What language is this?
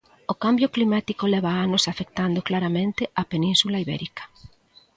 Galician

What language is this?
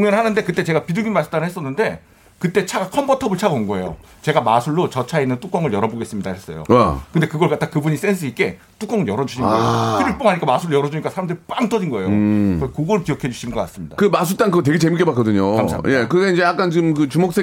Korean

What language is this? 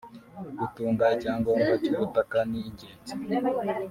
Kinyarwanda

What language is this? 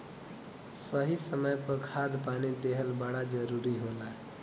Bhojpuri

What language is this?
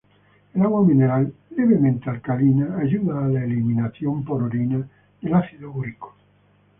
Spanish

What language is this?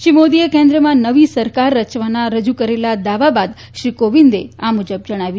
Gujarati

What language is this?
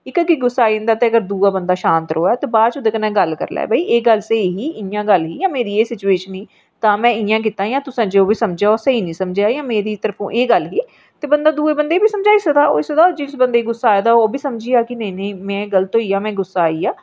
Dogri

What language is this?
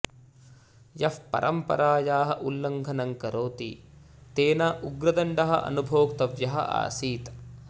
Sanskrit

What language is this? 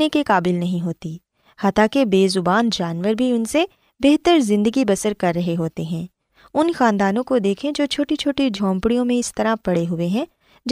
Urdu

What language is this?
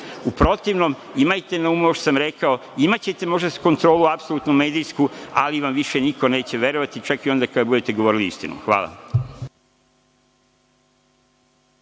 Serbian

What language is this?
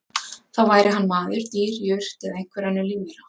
Icelandic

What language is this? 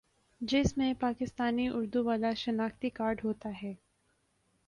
Urdu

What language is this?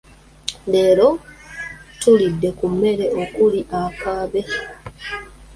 Ganda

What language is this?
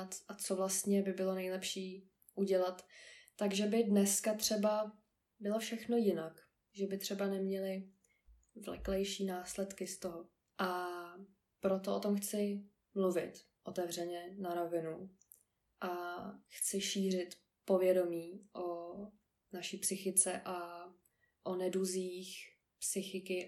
Czech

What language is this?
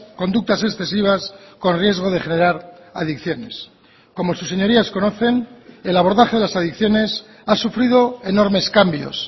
Spanish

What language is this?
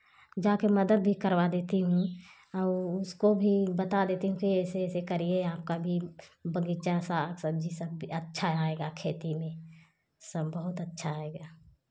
Hindi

